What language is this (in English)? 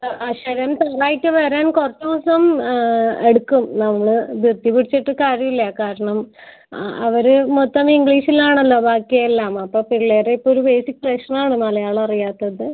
Malayalam